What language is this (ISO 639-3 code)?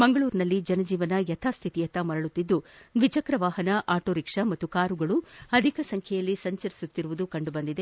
kan